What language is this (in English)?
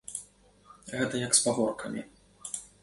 Belarusian